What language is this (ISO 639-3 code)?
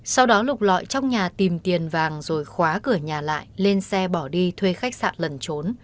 vie